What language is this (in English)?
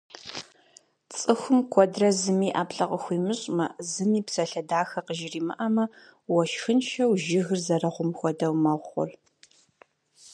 Kabardian